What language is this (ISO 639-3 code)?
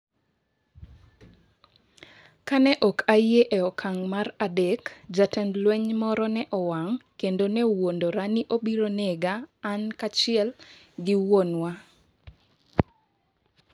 luo